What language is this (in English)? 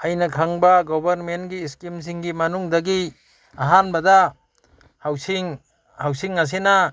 Manipuri